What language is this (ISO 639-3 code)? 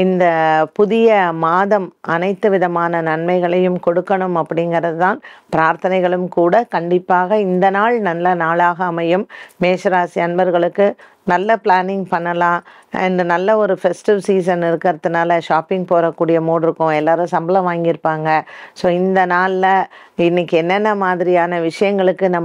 nld